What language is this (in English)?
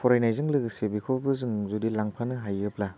Bodo